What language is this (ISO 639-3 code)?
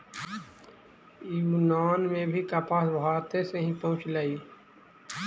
mag